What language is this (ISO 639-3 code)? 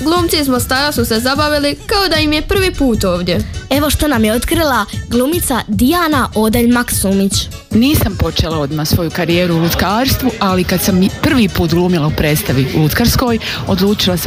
hrv